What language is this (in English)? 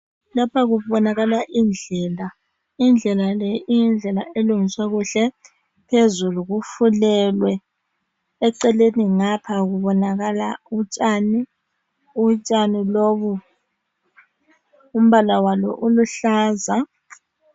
North Ndebele